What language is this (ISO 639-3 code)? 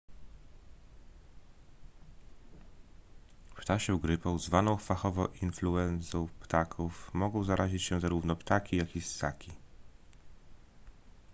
pol